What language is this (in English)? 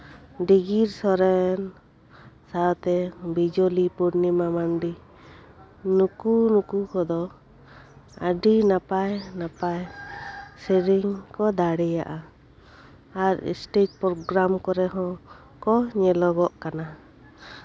Santali